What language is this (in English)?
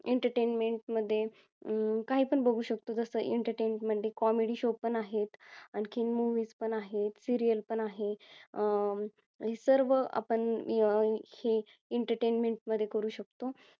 Marathi